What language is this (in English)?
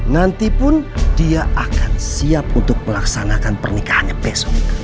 Indonesian